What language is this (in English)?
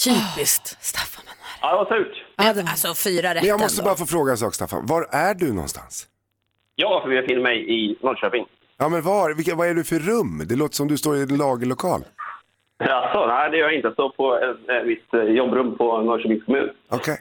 Swedish